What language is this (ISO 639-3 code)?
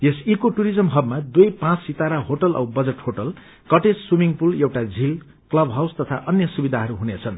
nep